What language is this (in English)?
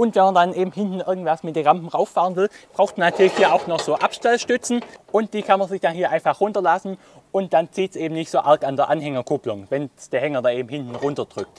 German